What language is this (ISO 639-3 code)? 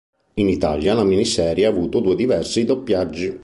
ita